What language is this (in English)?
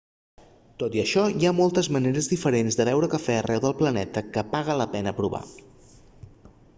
Catalan